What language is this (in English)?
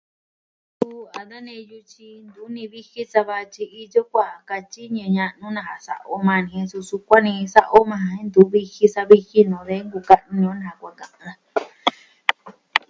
Southwestern Tlaxiaco Mixtec